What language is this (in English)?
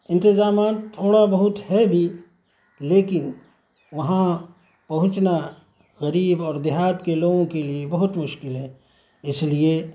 Urdu